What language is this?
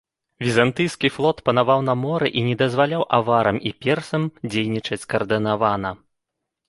Belarusian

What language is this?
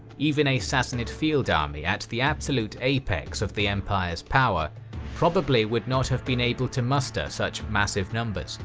English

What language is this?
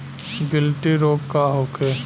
Bhojpuri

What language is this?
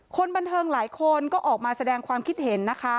Thai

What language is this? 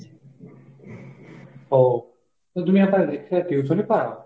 Bangla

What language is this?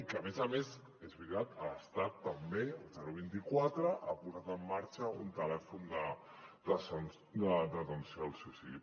Catalan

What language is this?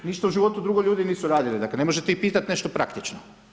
Croatian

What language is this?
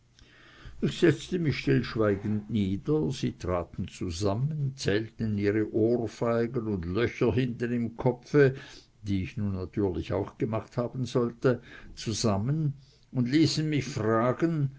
German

